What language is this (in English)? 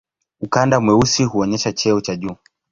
Swahili